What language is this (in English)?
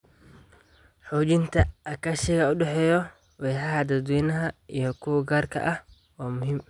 Somali